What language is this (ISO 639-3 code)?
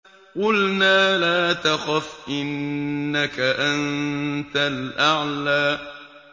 ara